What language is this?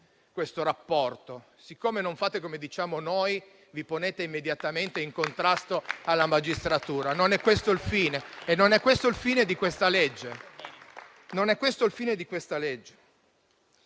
Italian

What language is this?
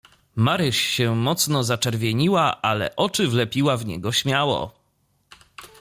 Polish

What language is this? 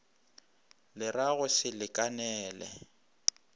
Northern Sotho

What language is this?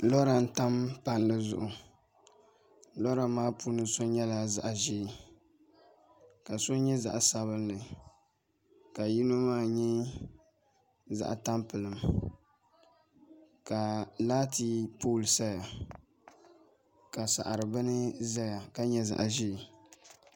Dagbani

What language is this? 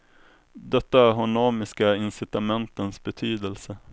Swedish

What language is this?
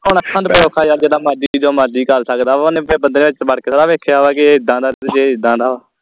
Punjabi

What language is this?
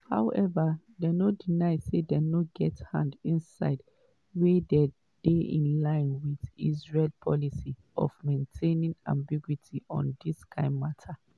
Nigerian Pidgin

